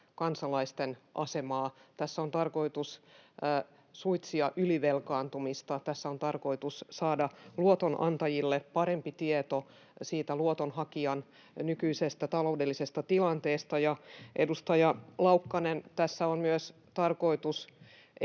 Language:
Finnish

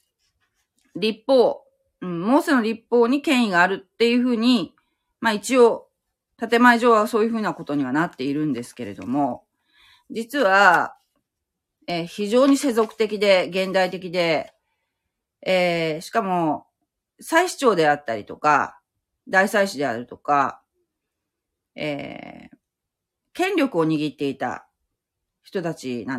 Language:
Japanese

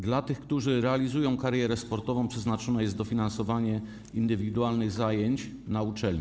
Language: Polish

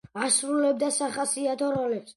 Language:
Georgian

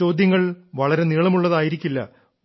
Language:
Malayalam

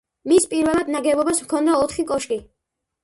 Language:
Georgian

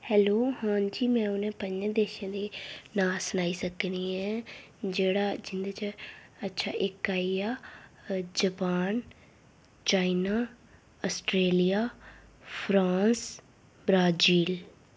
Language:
Dogri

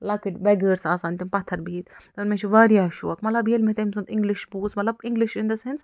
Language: Kashmiri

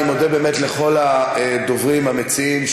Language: Hebrew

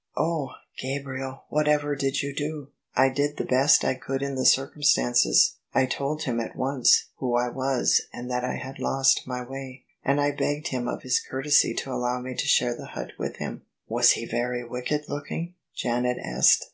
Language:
English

